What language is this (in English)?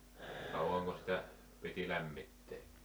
Finnish